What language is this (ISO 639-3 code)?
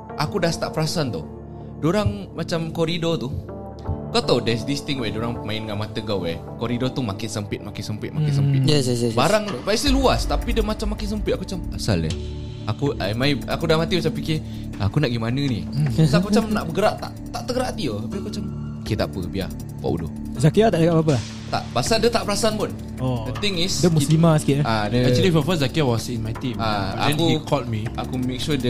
msa